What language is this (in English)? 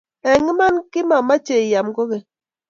Kalenjin